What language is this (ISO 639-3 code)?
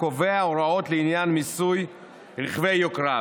heb